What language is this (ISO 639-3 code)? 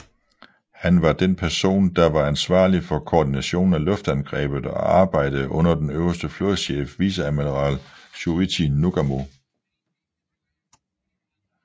dan